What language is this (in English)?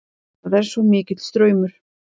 Icelandic